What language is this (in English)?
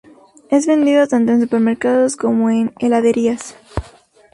Spanish